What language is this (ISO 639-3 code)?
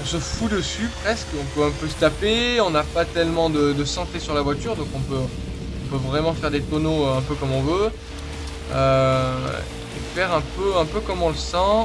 fra